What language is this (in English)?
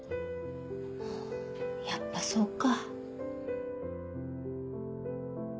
Japanese